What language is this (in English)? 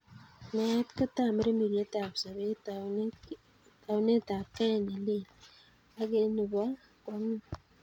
Kalenjin